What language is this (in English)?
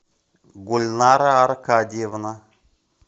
Russian